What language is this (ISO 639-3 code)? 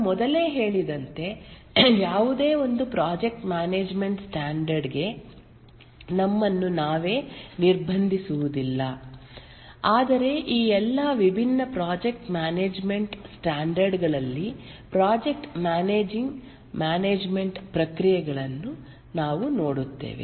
kan